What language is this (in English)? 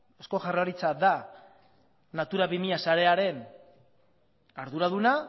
Basque